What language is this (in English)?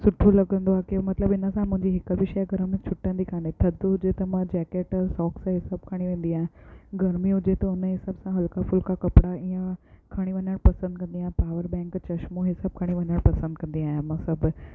Sindhi